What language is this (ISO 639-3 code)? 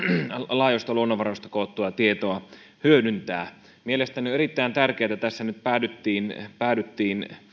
fin